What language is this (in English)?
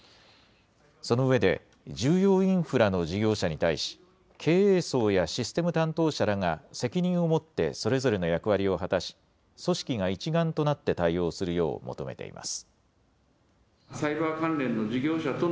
Japanese